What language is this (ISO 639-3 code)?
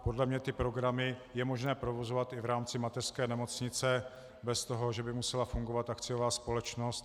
ces